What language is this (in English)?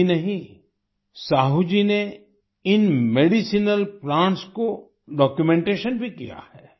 Hindi